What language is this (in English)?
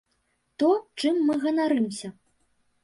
Belarusian